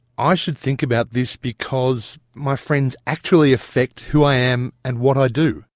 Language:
English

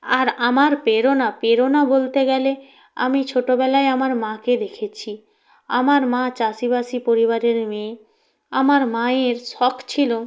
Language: Bangla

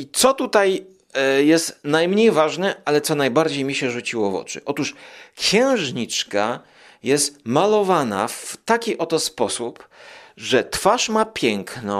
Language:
Polish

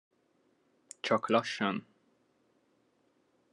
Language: Hungarian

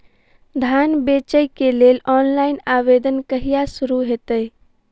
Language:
Maithili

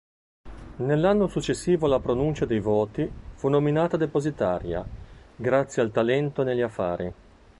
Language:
Italian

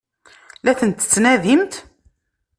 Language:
Kabyle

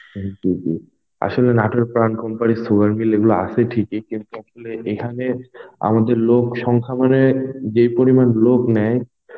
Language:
Bangla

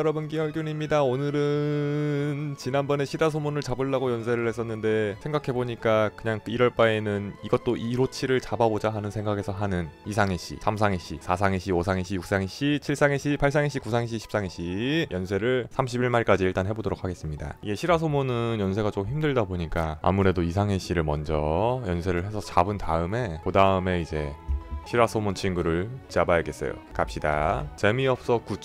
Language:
Korean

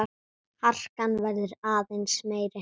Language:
Icelandic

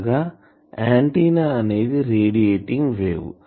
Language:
Telugu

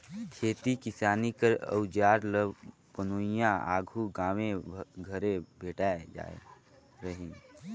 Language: Chhattisgarhi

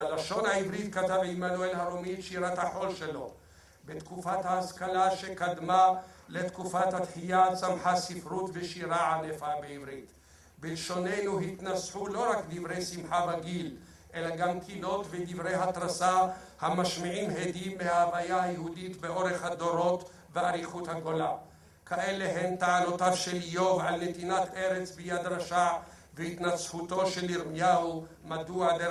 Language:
Hebrew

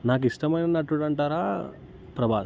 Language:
Telugu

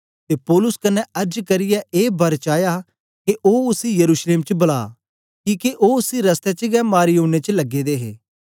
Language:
Dogri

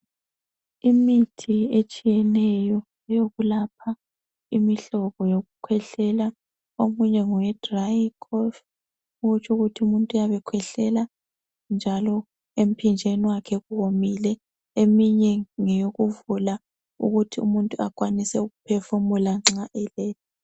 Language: North Ndebele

